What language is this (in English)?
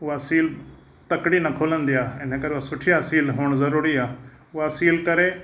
Sindhi